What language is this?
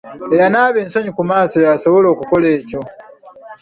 Ganda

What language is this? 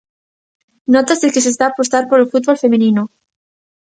Galician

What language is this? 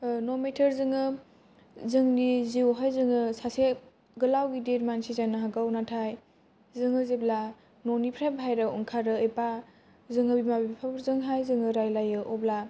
Bodo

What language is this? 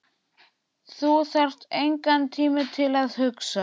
Icelandic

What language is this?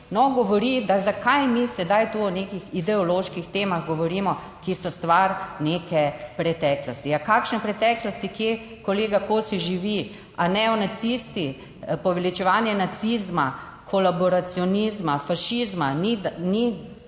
Slovenian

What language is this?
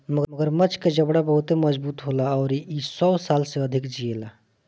Bhojpuri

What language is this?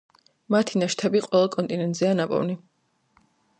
Georgian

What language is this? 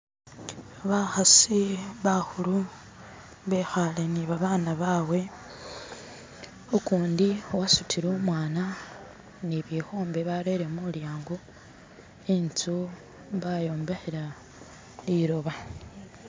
Masaaba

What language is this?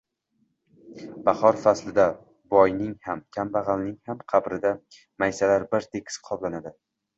Uzbek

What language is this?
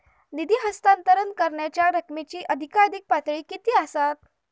Marathi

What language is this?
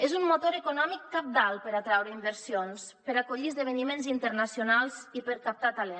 Catalan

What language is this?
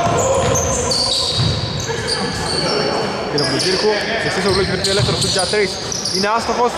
Greek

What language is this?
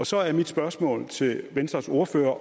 Danish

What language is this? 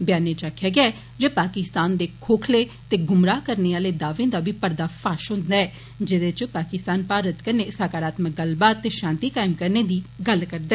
Dogri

